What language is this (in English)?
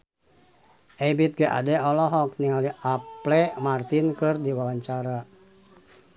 Sundanese